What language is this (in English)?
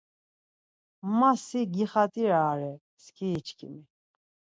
Laz